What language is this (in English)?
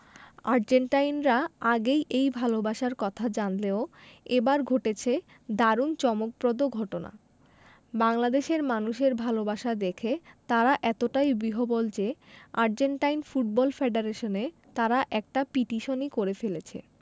Bangla